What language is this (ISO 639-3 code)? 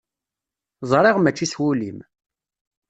kab